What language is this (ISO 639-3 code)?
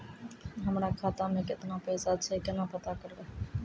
mai